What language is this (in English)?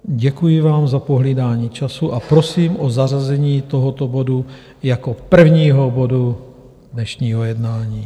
Czech